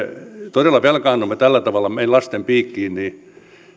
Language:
Finnish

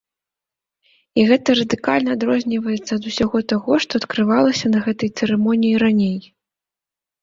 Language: Belarusian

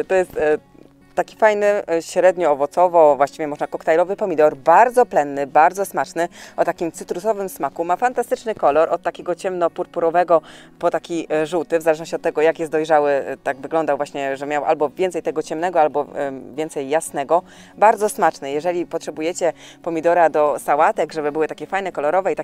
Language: Polish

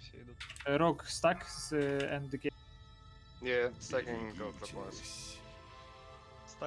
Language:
Russian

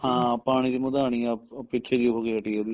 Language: Punjabi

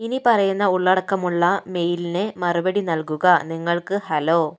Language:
Malayalam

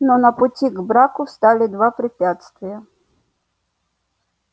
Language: Russian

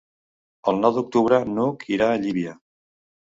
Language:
Catalan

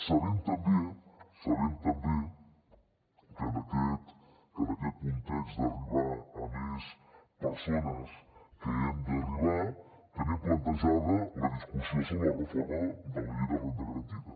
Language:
Catalan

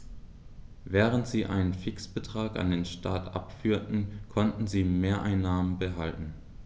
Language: German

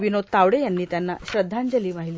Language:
Marathi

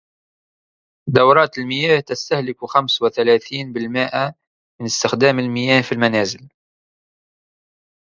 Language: Arabic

